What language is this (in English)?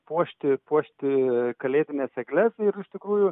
Lithuanian